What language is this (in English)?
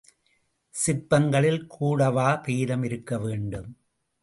Tamil